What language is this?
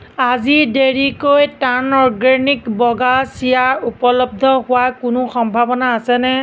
Assamese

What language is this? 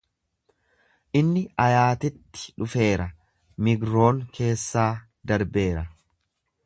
Oromo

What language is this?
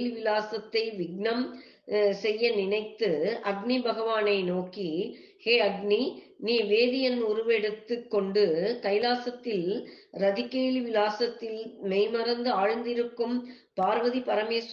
Tamil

